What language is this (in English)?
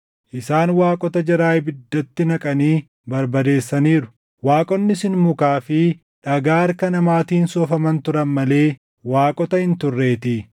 Oromo